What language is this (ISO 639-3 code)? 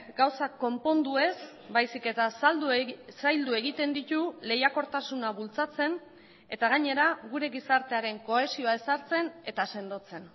eus